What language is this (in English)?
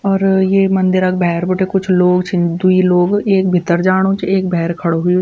Garhwali